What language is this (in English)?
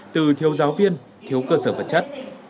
Vietnamese